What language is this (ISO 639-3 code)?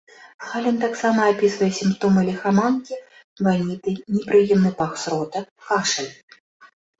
bel